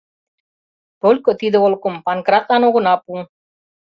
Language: Mari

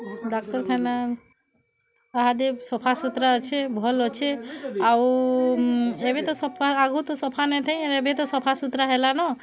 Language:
Odia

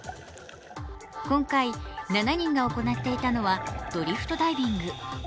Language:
Japanese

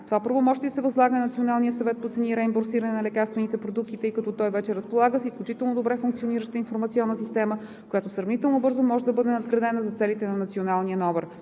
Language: Bulgarian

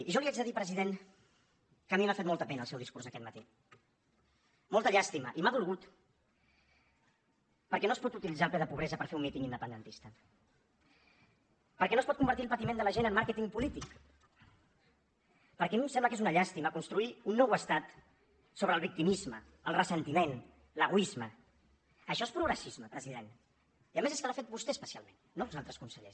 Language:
Catalan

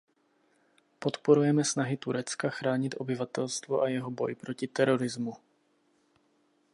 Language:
Czech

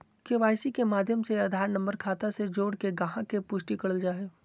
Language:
Magahi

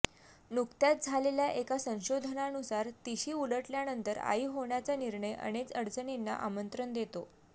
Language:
Marathi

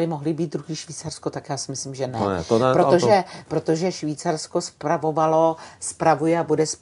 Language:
Czech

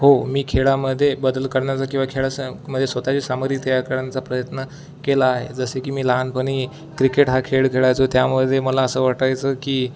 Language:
Marathi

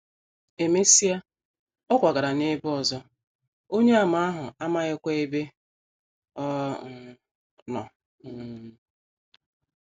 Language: Igbo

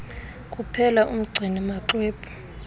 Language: Xhosa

